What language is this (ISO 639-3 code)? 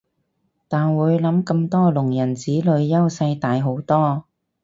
yue